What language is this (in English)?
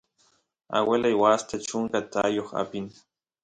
Santiago del Estero Quichua